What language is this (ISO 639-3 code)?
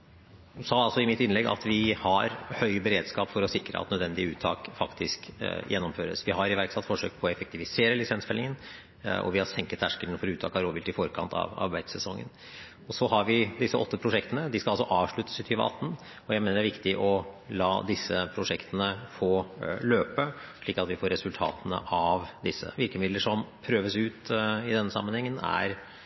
nob